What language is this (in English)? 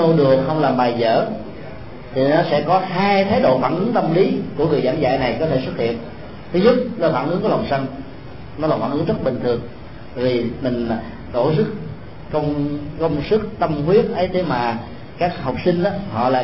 Vietnamese